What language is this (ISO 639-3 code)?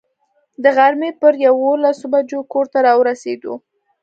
pus